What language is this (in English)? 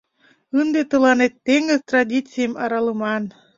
Mari